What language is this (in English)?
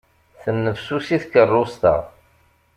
Kabyle